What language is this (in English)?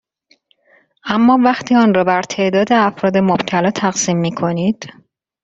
Persian